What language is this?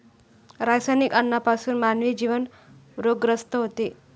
Marathi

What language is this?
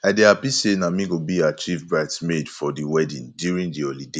Nigerian Pidgin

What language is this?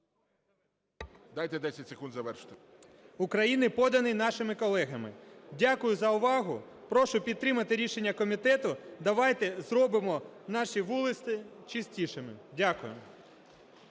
Ukrainian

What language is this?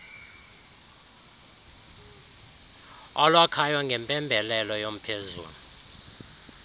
Xhosa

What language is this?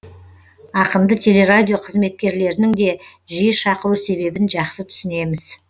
Kazakh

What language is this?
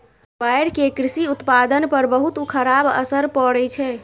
Maithili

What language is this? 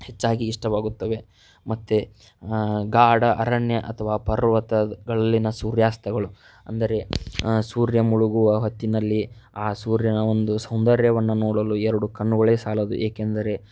Kannada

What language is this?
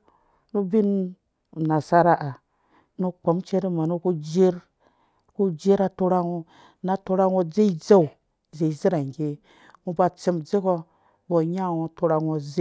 Dũya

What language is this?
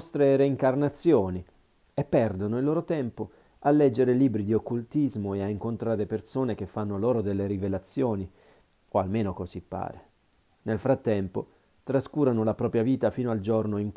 Italian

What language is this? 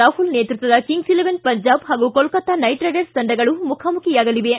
Kannada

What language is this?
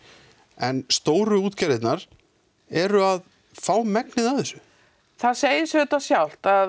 Icelandic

